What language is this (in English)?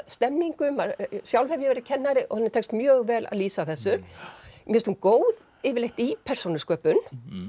Icelandic